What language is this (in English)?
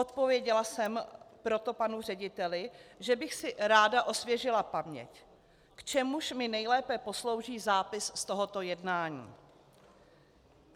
Czech